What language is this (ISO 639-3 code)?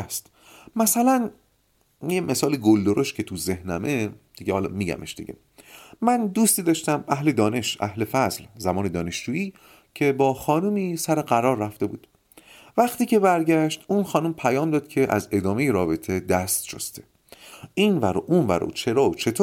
fas